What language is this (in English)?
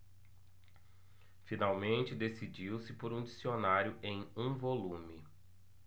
Portuguese